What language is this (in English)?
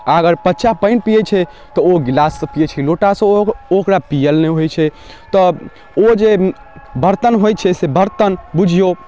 Maithili